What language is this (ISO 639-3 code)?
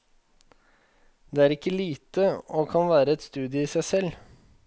nor